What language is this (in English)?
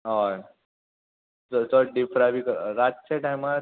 Konkani